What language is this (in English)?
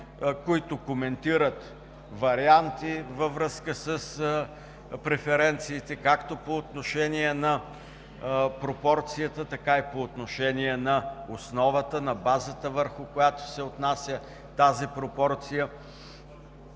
Bulgarian